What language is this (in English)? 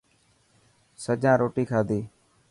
Dhatki